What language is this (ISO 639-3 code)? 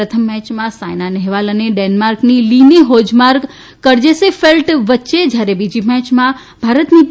guj